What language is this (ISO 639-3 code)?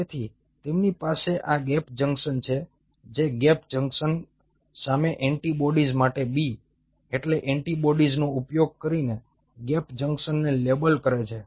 guj